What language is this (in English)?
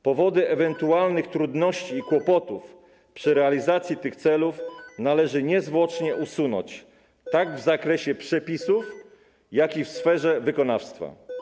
Polish